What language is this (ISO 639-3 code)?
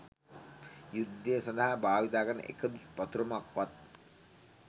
sin